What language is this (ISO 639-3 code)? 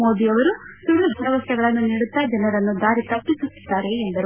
kan